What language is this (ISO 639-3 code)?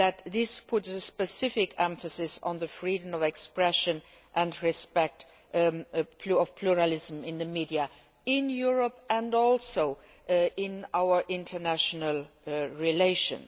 eng